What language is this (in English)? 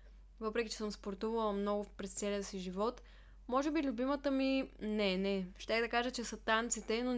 Bulgarian